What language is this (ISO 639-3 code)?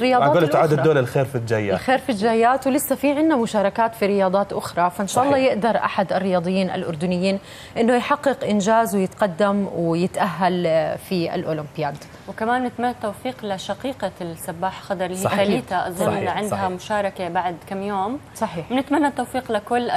ara